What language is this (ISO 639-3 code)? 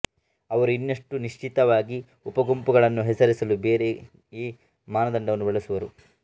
kan